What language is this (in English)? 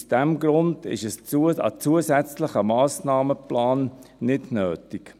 Swiss German